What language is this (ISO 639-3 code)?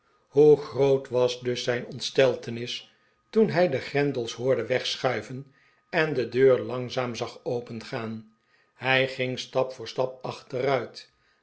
nld